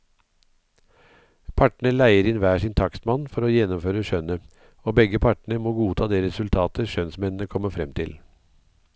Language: Norwegian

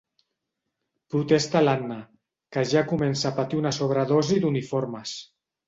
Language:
Catalan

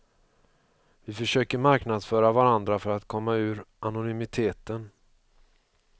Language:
Swedish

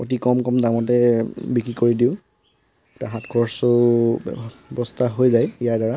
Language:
Assamese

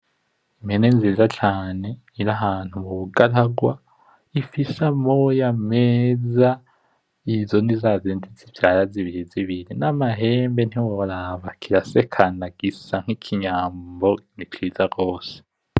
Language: Rundi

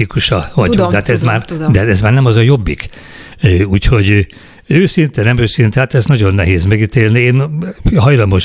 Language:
Hungarian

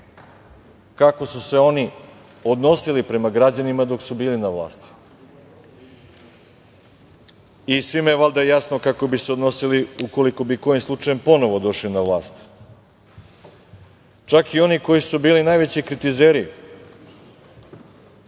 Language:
Serbian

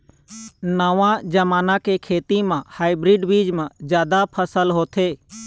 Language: Chhattisgarhi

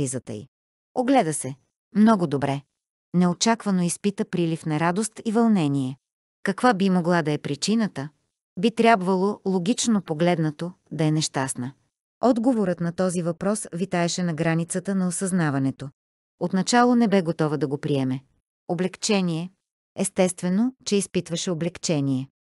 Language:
Bulgarian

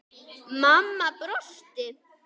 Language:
Icelandic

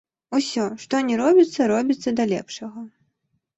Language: Belarusian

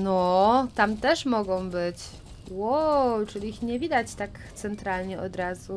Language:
Polish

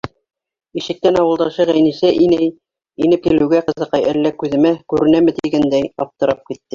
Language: Bashkir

